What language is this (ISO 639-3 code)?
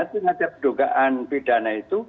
ind